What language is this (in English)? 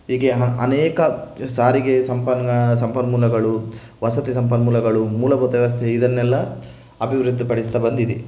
Kannada